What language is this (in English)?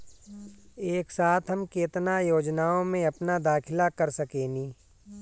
Bhojpuri